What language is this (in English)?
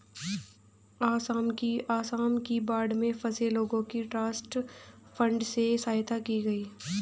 Hindi